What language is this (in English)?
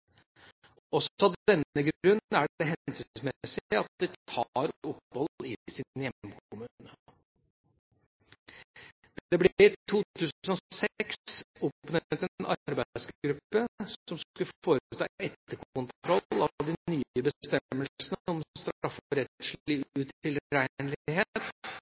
Norwegian Bokmål